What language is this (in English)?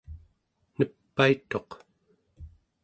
Central Yupik